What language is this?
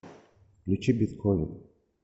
Russian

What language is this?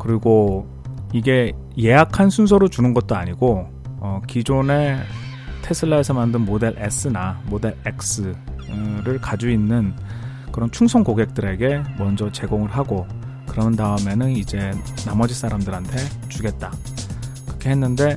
Korean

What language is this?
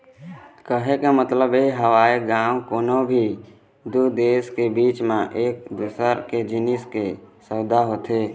Chhattisgarhi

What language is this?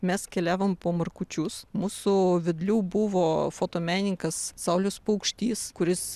Lithuanian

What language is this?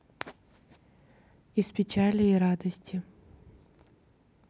Russian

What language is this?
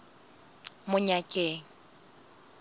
Southern Sotho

